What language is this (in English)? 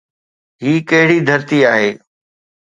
Sindhi